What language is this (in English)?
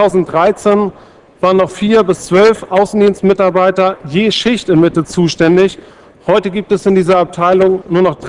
German